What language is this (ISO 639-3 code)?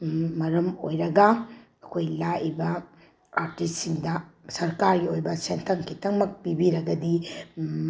mni